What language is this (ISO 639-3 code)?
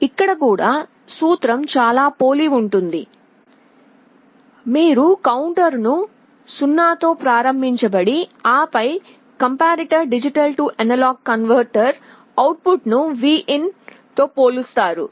tel